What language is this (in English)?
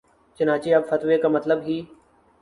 Urdu